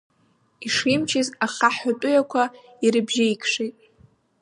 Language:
Abkhazian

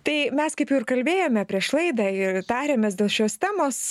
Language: Lithuanian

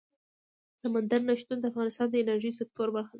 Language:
Pashto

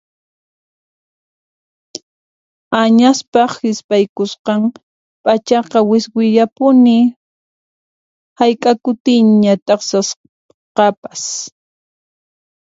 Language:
Puno Quechua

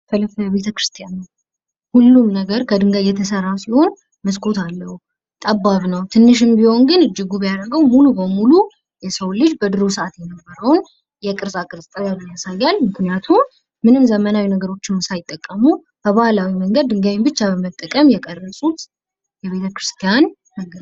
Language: Amharic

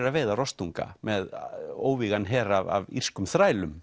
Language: Icelandic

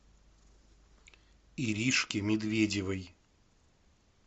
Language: Russian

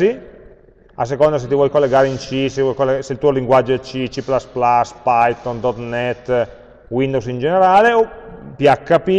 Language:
Italian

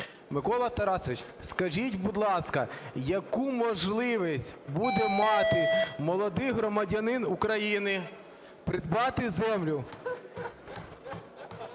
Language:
Ukrainian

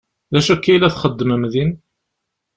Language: Kabyle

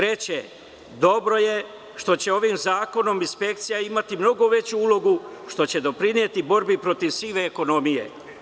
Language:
Serbian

